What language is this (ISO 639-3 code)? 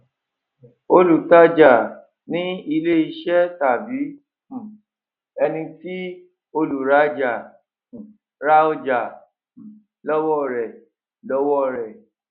yor